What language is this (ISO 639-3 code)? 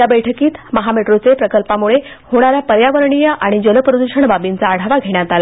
mar